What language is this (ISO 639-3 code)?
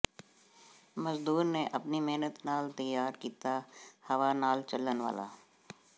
pan